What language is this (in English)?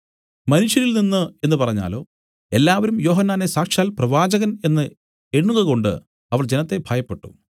Malayalam